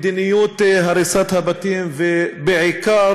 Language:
Hebrew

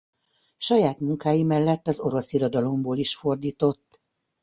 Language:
Hungarian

